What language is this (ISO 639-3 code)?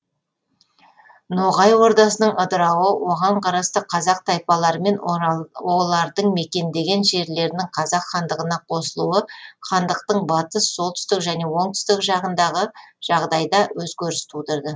kaz